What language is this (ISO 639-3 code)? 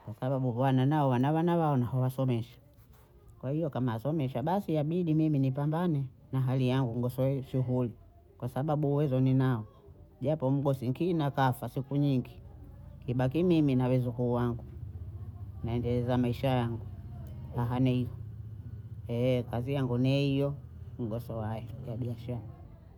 bou